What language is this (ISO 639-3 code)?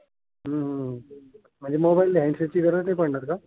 mar